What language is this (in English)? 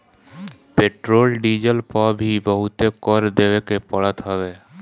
Bhojpuri